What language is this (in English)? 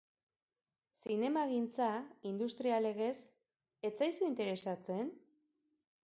Basque